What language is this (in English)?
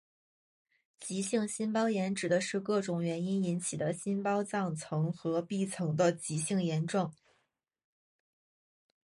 Chinese